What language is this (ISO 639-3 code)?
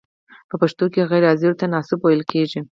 pus